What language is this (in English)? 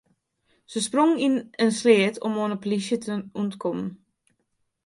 Western Frisian